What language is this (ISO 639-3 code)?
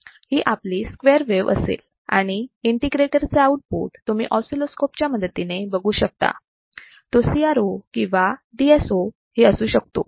mar